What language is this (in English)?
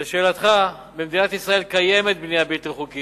Hebrew